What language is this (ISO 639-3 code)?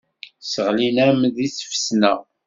kab